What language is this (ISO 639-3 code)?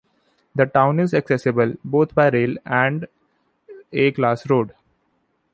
eng